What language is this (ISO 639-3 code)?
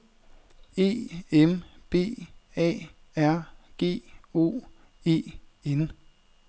dan